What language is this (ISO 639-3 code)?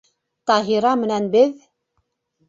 bak